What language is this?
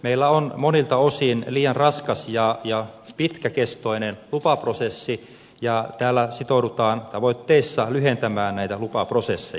Finnish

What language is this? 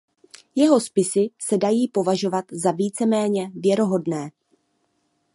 Czech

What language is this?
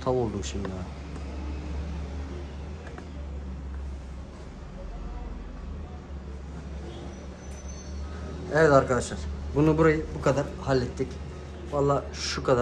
Turkish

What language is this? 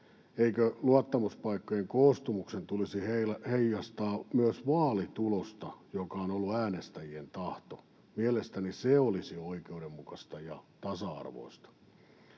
Finnish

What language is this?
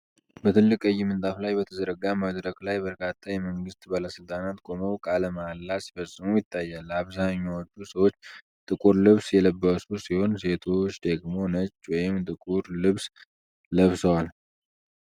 Amharic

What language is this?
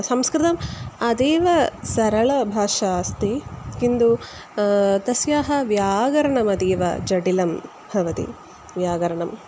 Sanskrit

